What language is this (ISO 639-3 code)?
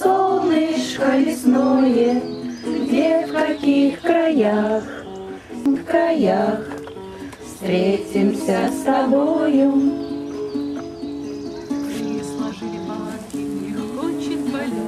rus